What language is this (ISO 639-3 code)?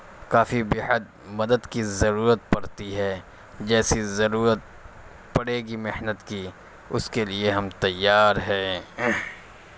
urd